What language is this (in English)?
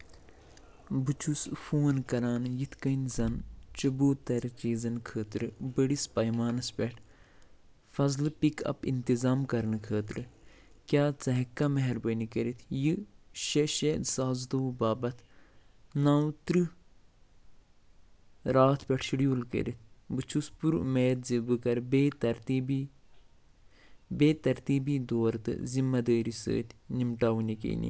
Kashmiri